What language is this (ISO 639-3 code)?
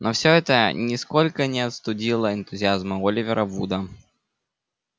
rus